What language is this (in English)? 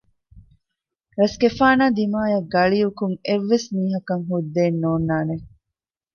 Divehi